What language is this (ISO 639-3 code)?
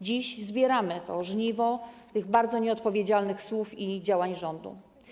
pol